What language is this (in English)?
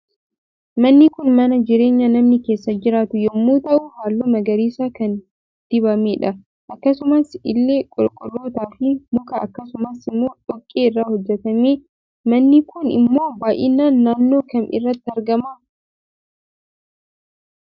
Oromo